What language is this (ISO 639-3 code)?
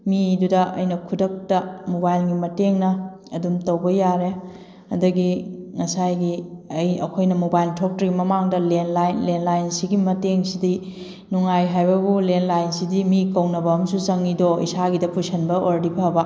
mni